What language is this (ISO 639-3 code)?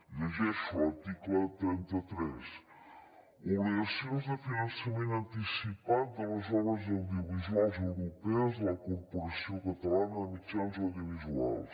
cat